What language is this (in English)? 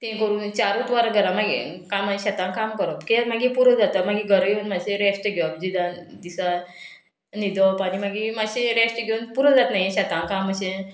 Konkani